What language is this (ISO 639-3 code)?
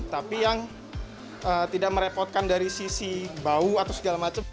ind